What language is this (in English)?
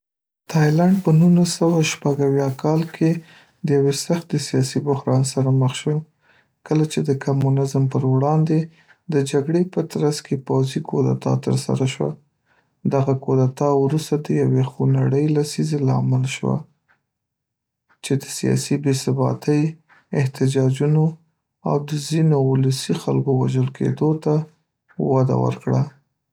Pashto